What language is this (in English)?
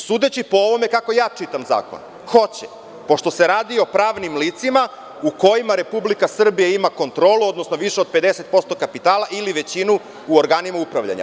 Serbian